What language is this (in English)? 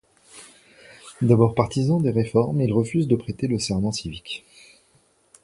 French